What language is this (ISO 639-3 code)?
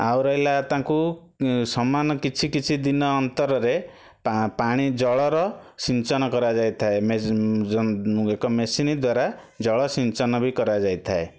ori